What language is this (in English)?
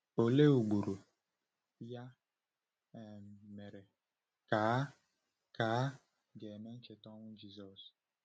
Igbo